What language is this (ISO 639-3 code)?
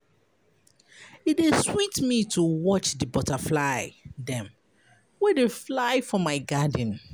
pcm